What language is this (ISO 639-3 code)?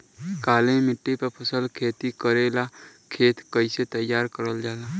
bho